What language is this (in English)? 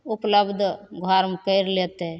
Maithili